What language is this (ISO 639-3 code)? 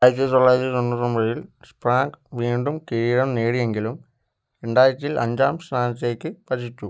mal